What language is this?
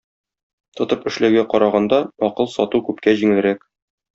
Tatar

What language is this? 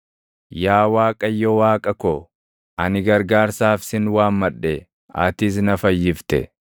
Oromo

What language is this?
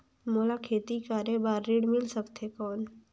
Chhattisgarhi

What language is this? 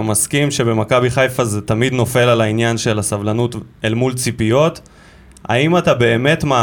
Hebrew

